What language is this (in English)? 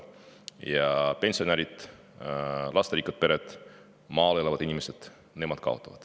Estonian